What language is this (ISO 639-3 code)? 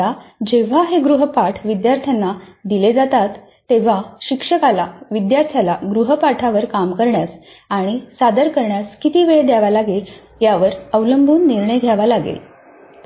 mar